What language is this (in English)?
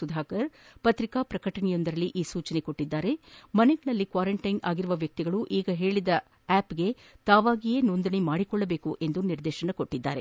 Kannada